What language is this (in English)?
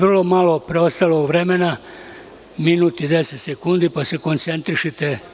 Serbian